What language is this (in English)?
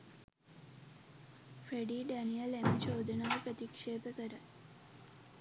Sinhala